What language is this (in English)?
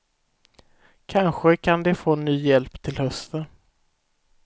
Swedish